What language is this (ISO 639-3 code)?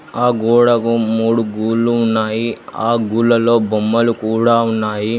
tel